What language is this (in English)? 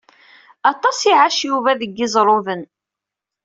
Kabyle